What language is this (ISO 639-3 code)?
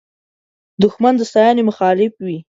pus